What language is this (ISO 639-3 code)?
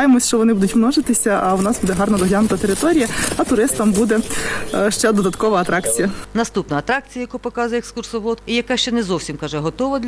ukr